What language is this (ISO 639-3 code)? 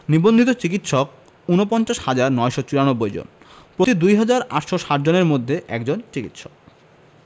ben